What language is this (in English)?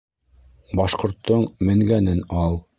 Bashkir